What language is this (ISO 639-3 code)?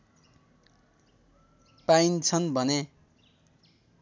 nep